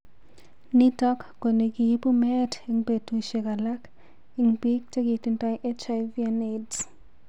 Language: Kalenjin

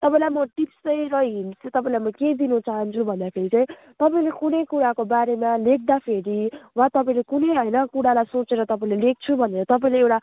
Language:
Nepali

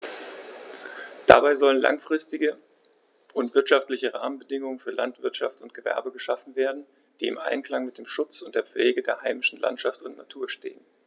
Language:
German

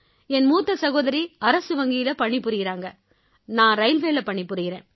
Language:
Tamil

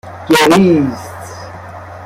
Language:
Persian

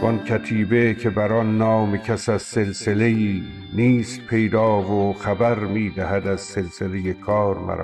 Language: Persian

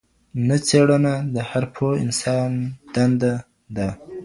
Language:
Pashto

